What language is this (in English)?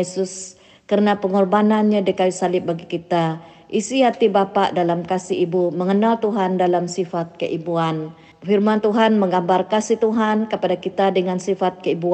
Malay